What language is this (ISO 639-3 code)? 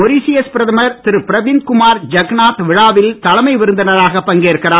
tam